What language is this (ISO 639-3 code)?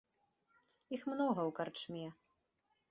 bel